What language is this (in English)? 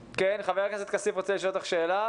Hebrew